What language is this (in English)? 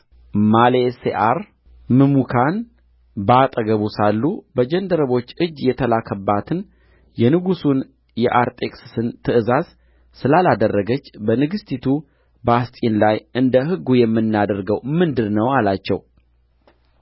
Amharic